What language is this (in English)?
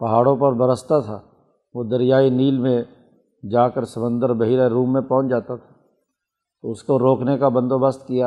Urdu